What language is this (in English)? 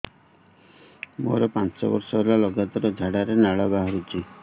Odia